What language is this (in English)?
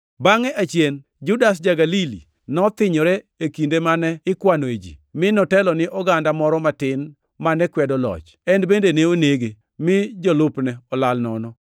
Luo (Kenya and Tanzania)